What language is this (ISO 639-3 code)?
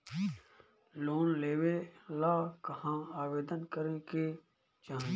bho